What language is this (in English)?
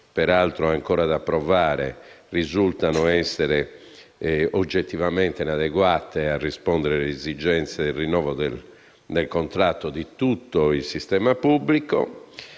Italian